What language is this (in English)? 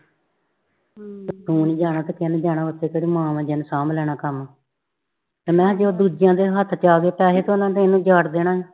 Punjabi